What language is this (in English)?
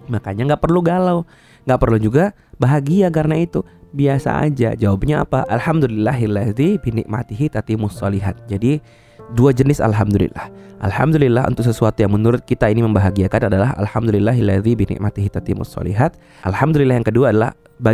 Indonesian